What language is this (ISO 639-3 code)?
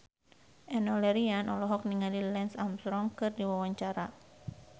sun